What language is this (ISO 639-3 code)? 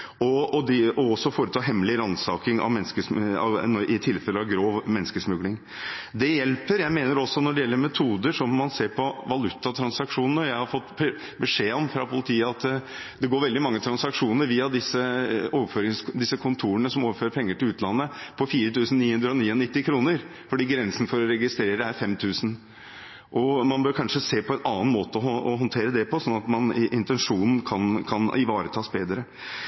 nob